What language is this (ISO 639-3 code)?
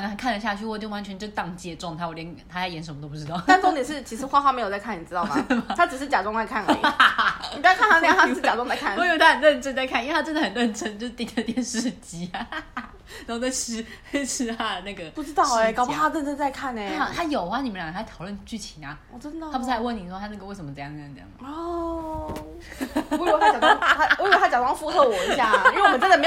zho